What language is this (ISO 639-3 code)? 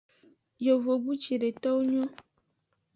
ajg